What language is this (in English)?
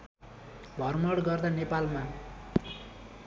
Nepali